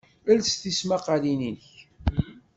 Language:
Kabyle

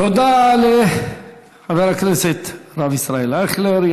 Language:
Hebrew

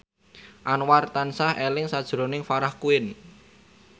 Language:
Javanese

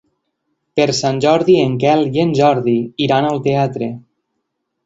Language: Catalan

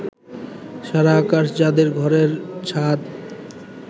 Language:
Bangla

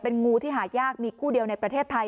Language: Thai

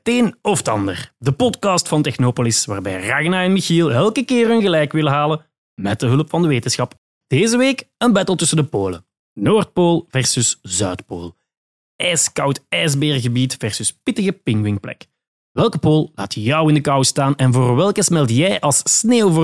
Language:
Dutch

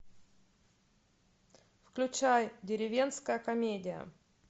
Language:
Russian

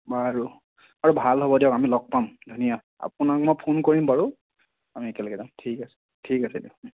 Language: Assamese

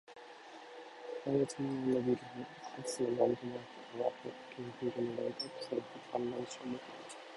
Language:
Japanese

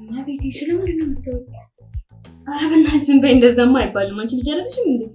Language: Amharic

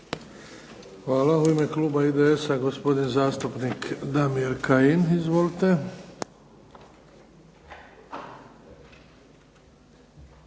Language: Croatian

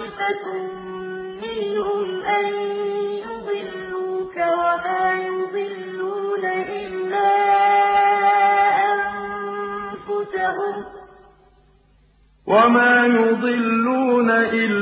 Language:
Arabic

